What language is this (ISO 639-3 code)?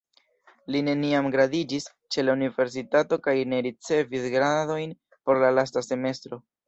epo